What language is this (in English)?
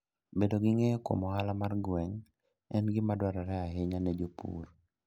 Luo (Kenya and Tanzania)